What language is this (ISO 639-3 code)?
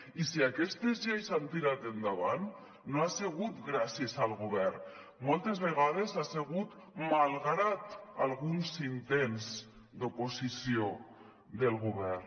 cat